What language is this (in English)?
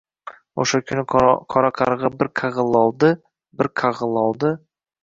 Uzbek